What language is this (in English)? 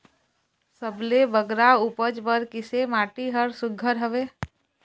Chhattisgarhi